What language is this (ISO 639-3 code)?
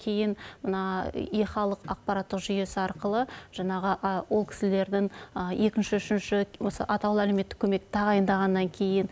kaz